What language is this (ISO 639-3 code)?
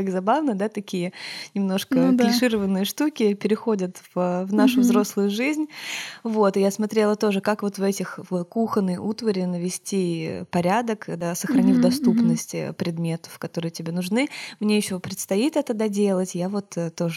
rus